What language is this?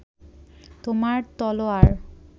Bangla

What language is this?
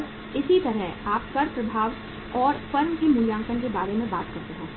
Hindi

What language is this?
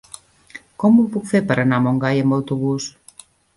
Catalan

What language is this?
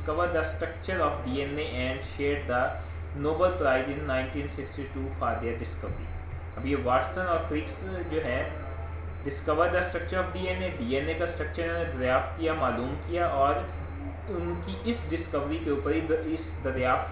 Hindi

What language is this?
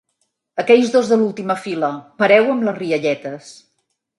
Catalan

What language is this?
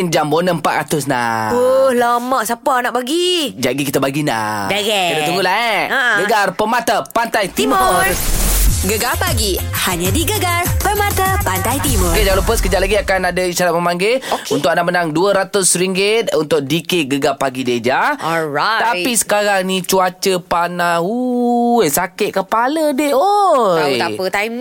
Malay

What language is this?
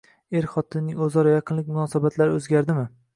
Uzbek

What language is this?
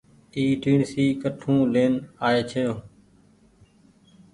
Goaria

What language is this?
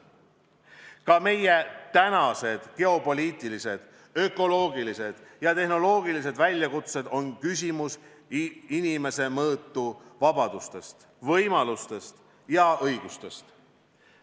Estonian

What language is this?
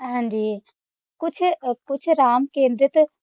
Punjabi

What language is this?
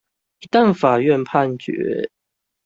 Chinese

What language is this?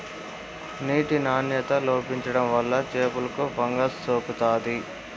Telugu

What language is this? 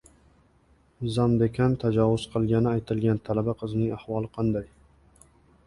Uzbek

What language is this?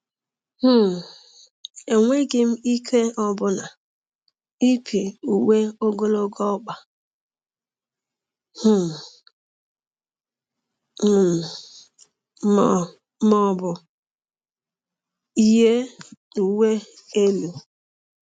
Igbo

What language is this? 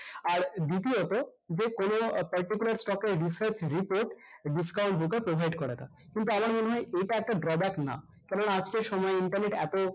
Bangla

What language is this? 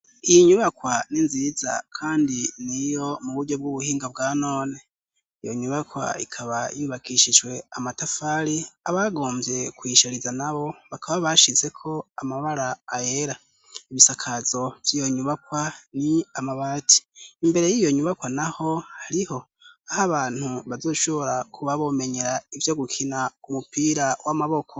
Rundi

